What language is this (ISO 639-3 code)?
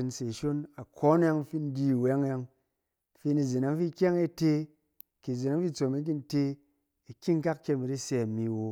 cen